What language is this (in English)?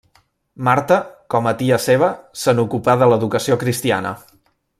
Catalan